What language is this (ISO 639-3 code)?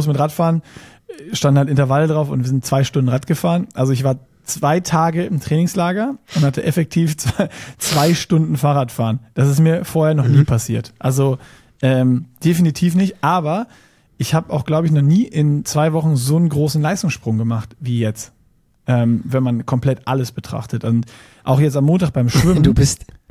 deu